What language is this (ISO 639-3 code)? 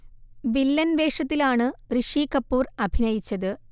mal